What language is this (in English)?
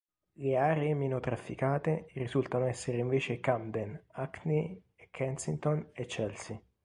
Italian